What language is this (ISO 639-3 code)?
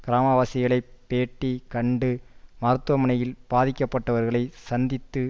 tam